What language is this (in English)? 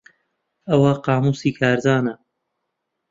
Central Kurdish